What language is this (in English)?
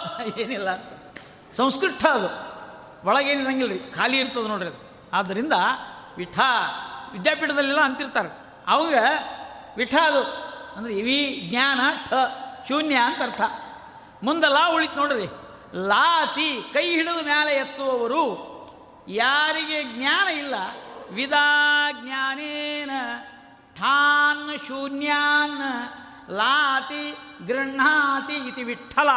Kannada